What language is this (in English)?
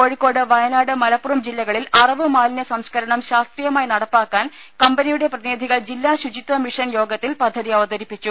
Malayalam